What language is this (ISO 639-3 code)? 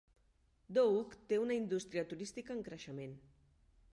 cat